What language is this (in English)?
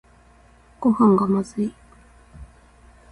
Japanese